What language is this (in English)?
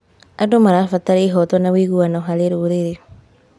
Kikuyu